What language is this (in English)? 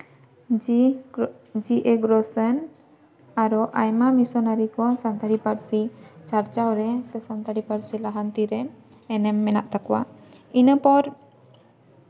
Santali